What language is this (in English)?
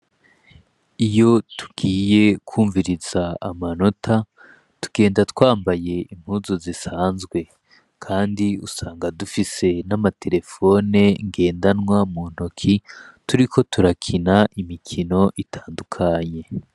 Rundi